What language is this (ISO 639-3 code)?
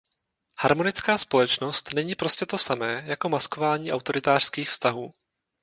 ces